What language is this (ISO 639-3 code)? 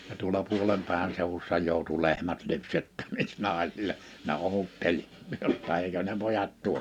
fin